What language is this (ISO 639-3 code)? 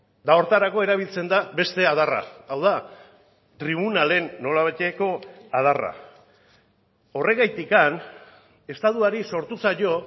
eus